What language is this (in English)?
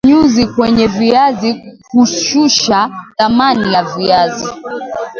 Swahili